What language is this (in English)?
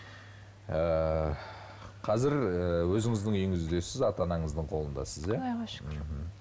Kazakh